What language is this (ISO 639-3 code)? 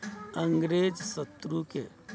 mai